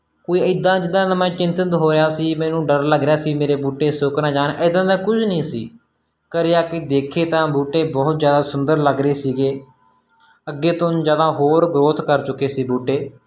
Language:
Punjabi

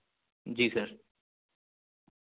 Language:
Urdu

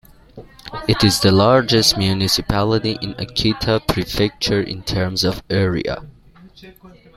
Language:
English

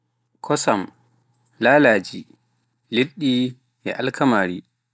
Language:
Pular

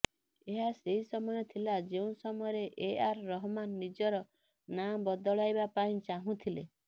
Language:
Odia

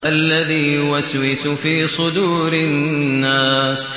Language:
Arabic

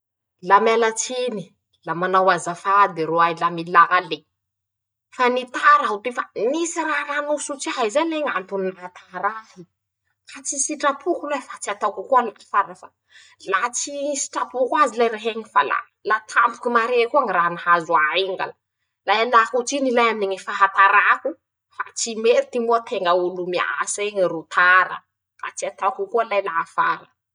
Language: Masikoro Malagasy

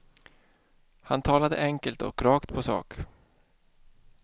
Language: Swedish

